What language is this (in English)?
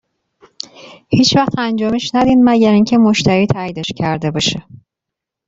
Persian